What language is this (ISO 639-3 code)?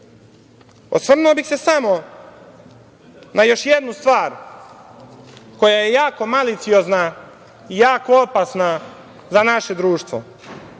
srp